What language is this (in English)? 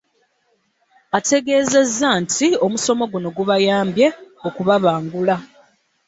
Ganda